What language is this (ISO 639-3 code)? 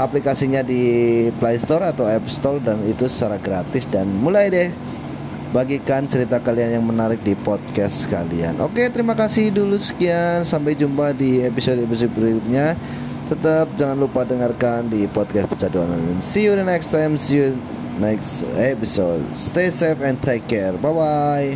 ind